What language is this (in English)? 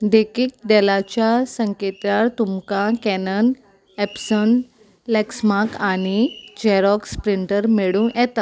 Konkani